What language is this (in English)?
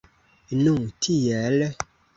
Esperanto